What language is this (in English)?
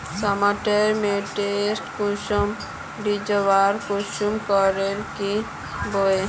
Magahi